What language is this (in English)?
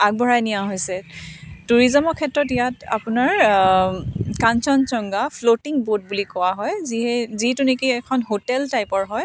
Assamese